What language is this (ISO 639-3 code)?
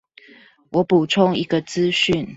zho